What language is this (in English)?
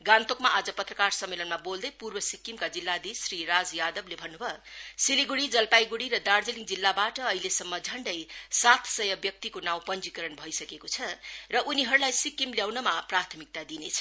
Nepali